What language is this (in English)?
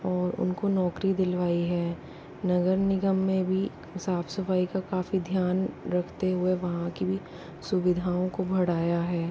Hindi